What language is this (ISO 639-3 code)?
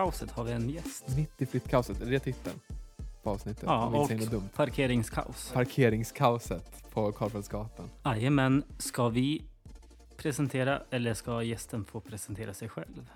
swe